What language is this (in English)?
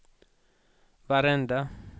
Swedish